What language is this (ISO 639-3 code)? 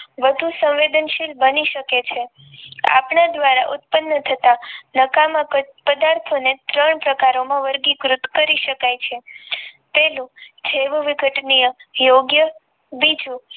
guj